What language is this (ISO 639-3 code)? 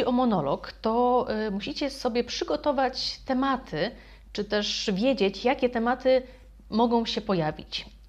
pol